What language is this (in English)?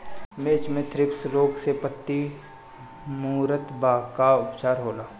Bhojpuri